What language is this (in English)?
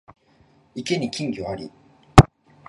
Japanese